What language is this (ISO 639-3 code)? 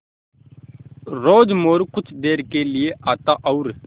hin